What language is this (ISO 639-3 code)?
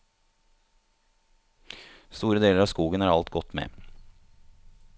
nor